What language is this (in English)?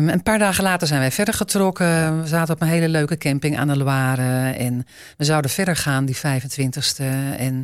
Dutch